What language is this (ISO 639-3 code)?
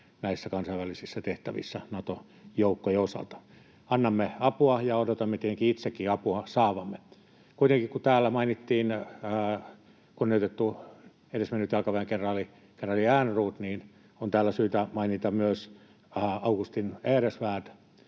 fin